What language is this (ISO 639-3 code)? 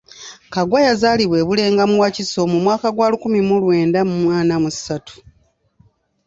lug